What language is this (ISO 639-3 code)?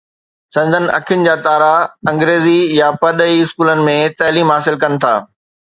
snd